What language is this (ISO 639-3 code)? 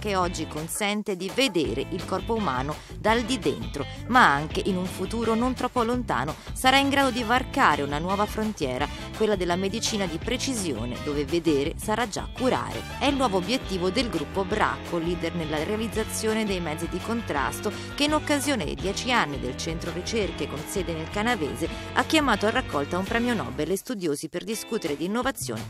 ita